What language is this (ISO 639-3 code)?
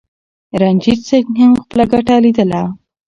pus